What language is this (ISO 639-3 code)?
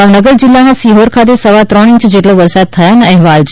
guj